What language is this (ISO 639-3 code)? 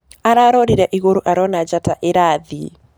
kik